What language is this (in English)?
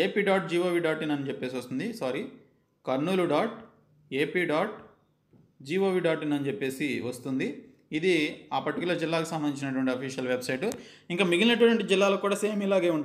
Hindi